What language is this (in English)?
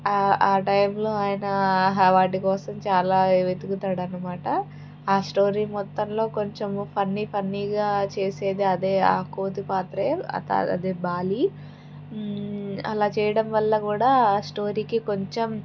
Telugu